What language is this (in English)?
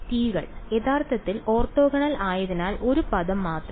Malayalam